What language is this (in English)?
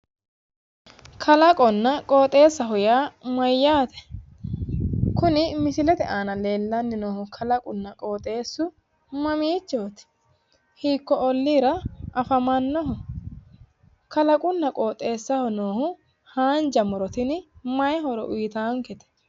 Sidamo